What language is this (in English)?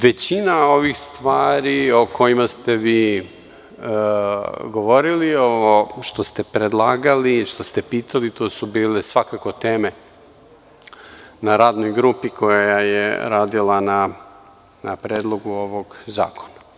Serbian